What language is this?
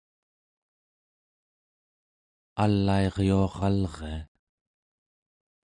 Central Yupik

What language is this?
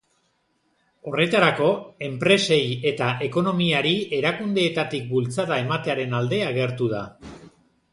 Basque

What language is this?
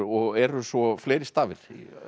Icelandic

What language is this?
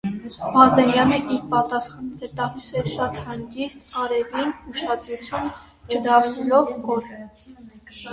Armenian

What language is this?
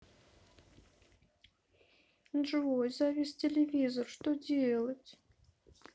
Russian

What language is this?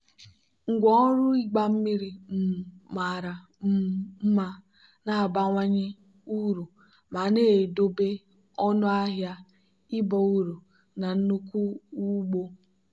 Igbo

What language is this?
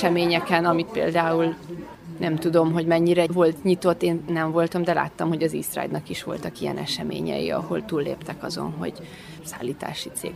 Hungarian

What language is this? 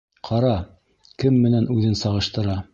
Bashkir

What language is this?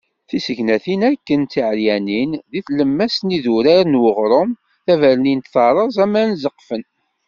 Kabyle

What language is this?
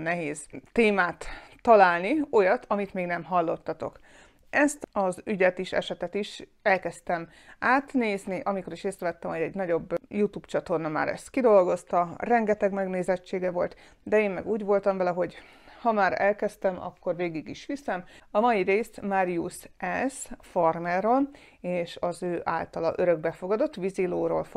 Hungarian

